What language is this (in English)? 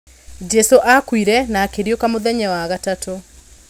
Kikuyu